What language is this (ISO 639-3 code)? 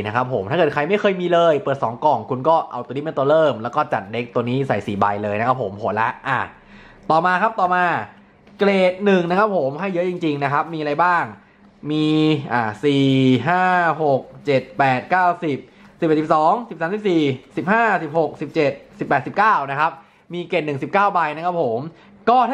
tha